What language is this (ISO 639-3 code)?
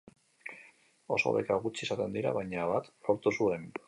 eus